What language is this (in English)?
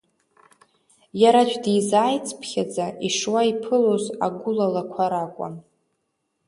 Abkhazian